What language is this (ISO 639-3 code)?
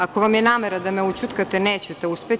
srp